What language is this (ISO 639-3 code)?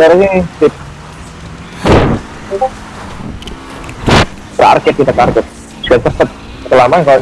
ind